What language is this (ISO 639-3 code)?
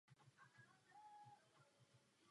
ces